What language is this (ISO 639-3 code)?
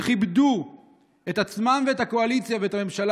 heb